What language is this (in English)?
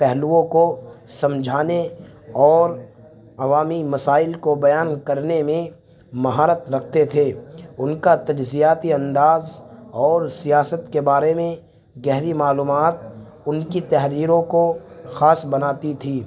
Urdu